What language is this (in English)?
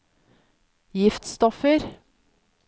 Norwegian